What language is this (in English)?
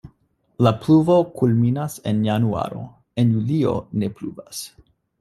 Esperanto